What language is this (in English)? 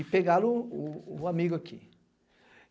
Portuguese